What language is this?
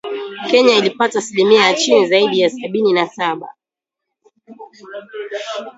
Swahili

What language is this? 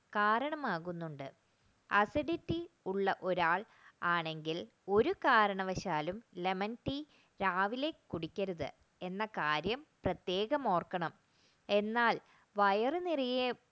Malayalam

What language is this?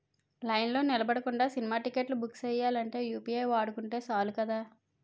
Telugu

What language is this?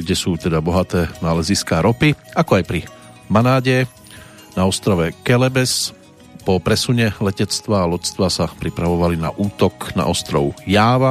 Slovak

